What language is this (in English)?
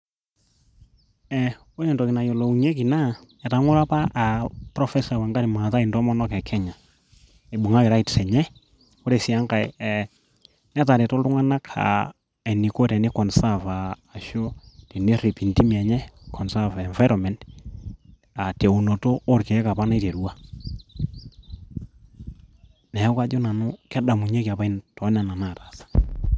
Masai